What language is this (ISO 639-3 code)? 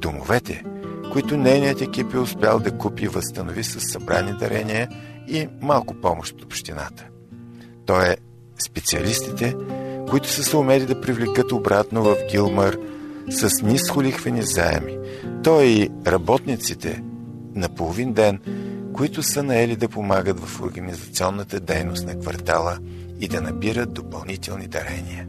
bul